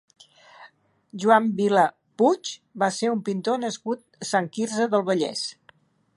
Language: Catalan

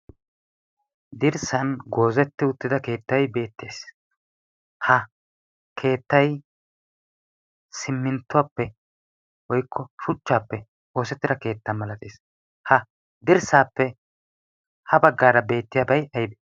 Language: Wolaytta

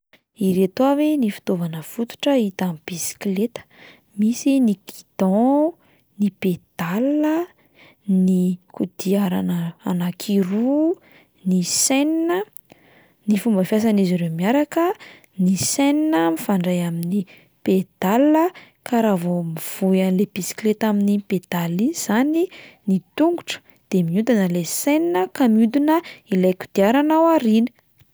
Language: Malagasy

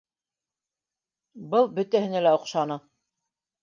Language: Bashkir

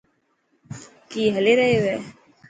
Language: Dhatki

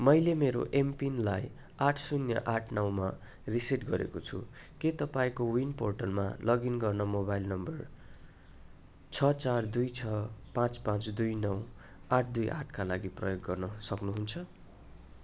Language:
Nepali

